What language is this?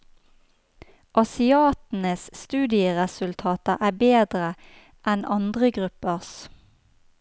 Norwegian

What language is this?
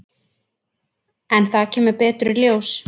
Icelandic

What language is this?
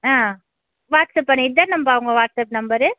Tamil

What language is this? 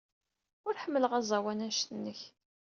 Kabyle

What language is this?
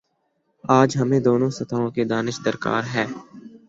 Urdu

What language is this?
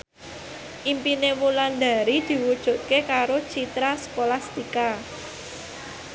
Javanese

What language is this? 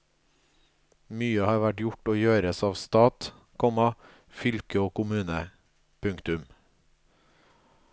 Norwegian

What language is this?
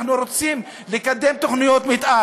Hebrew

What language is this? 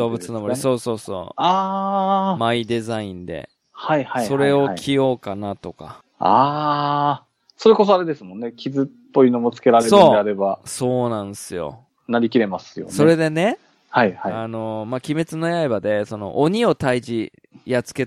Japanese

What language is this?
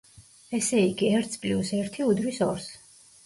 Georgian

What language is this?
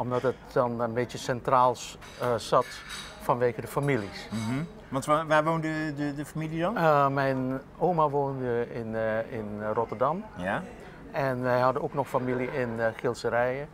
Dutch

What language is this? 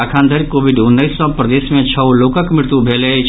Maithili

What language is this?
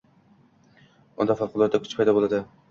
Uzbek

